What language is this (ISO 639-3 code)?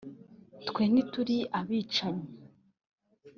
kin